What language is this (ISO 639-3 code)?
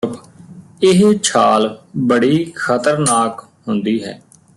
pan